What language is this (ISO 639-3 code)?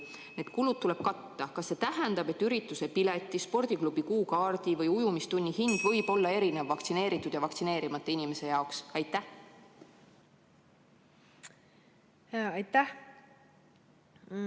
est